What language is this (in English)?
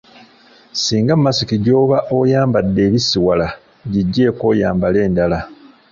Ganda